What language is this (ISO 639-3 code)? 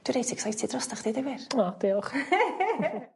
cym